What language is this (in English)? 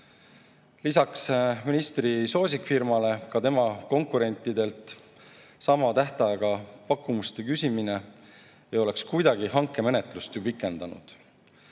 Estonian